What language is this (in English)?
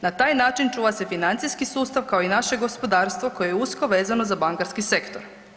Croatian